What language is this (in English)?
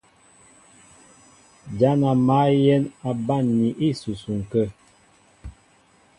Mbo (Cameroon)